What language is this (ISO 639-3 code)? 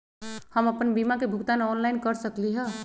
mag